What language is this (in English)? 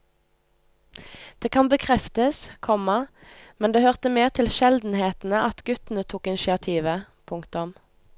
Norwegian